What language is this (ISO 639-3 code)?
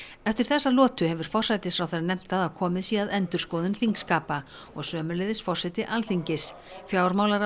isl